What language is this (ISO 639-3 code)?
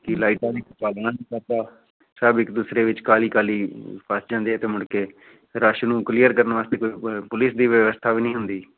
pan